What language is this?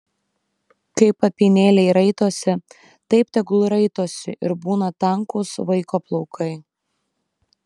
Lithuanian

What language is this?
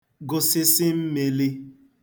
Igbo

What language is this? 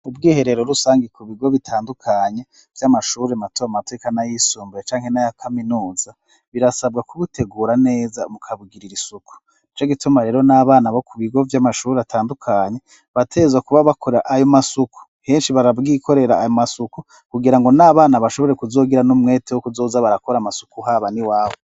Rundi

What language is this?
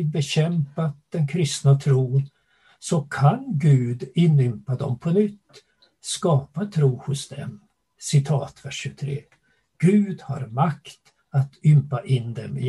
Swedish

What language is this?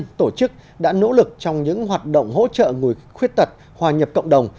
Vietnamese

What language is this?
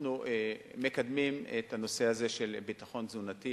Hebrew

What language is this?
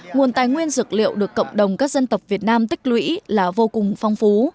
Vietnamese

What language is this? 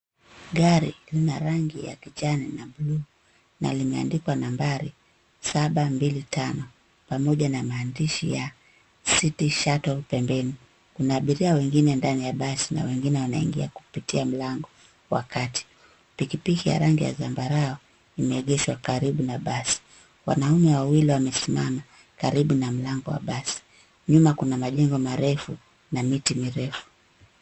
Swahili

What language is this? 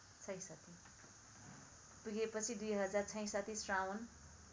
Nepali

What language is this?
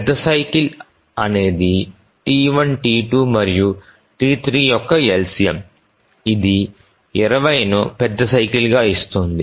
Telugu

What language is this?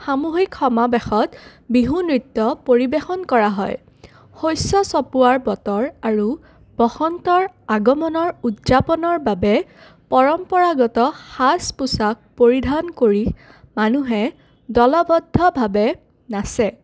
Assamese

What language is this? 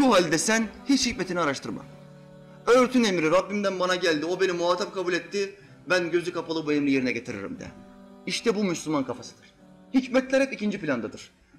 Turkish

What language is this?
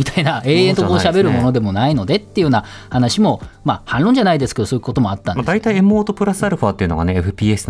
Japanese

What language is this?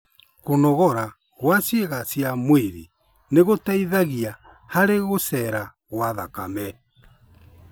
Kikuyu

